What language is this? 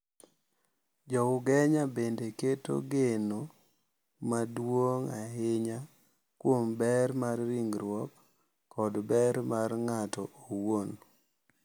Luo (Kenya and Tanzania)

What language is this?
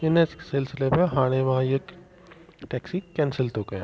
Sindhi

